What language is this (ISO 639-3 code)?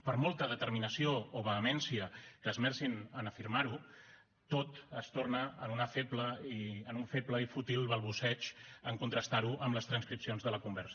cat